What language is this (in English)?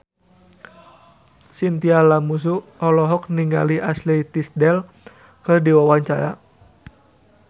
Sundanese